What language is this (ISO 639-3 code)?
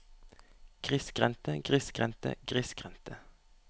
nor